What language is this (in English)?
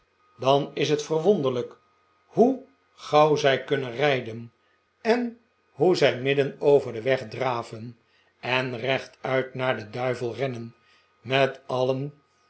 Dutch